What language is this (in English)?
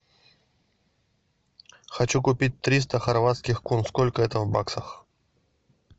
Russian